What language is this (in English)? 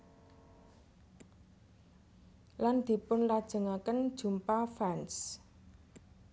Javanese